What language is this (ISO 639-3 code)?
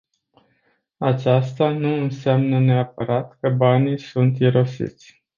ron